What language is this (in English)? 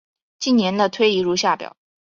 Chinese